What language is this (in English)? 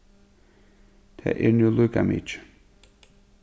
Faroese